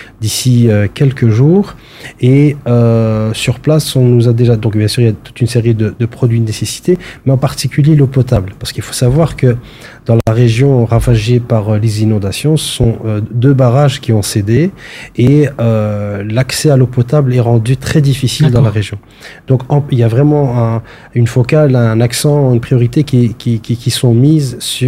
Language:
French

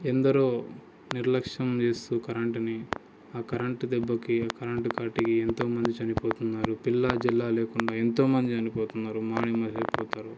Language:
Telugu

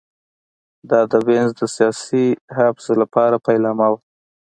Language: Pashto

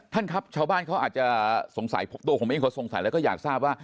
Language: Thai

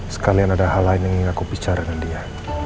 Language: Indonesian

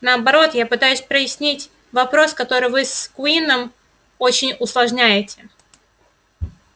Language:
Russian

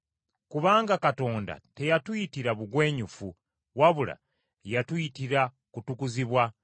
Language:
Ganda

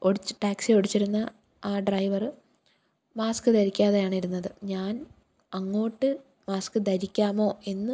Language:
Malayalam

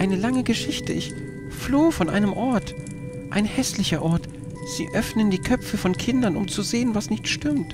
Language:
German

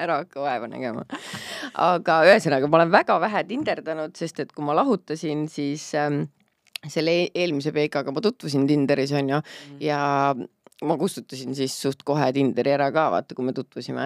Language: Finnish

